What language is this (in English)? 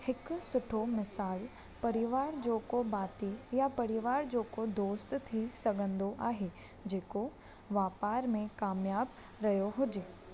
Sindhi